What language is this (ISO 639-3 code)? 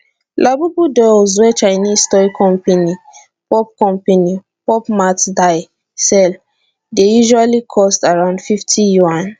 pcm